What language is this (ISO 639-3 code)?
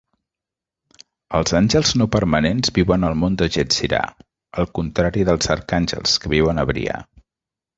cat